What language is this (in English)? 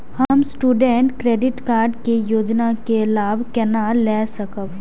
Maithili